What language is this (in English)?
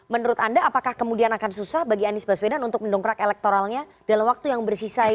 Indonesian